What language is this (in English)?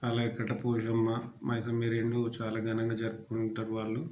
Telugu